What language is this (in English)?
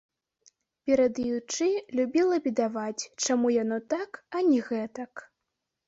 Belarusian